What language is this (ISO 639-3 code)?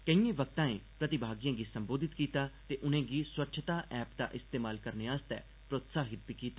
doi